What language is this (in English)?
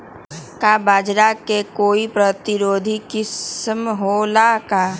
Magahi